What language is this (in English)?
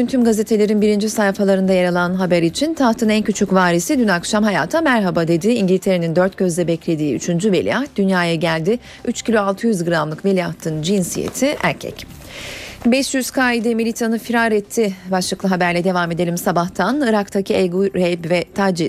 Turkish